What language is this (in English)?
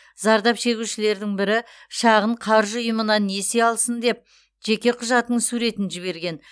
Kazakh